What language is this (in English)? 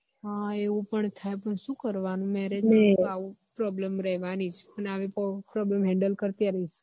Gujarati